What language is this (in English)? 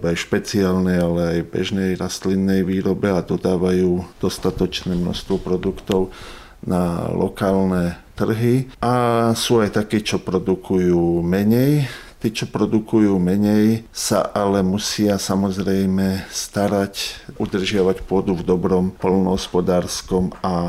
Slovak